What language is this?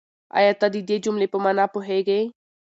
Pashto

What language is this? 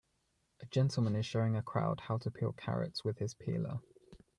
English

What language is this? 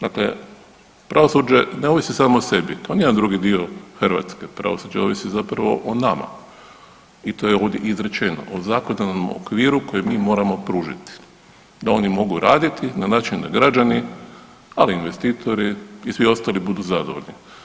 Croatian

